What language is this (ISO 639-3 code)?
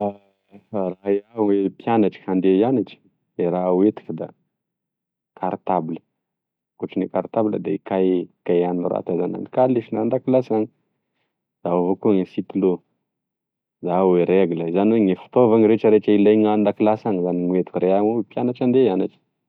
tkg